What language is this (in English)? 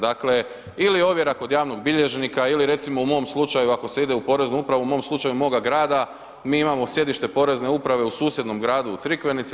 Croatian